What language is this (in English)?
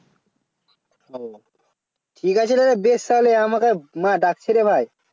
Bangla